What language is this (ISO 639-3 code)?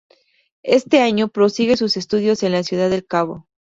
spa